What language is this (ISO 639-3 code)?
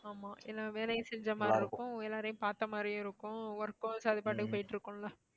tam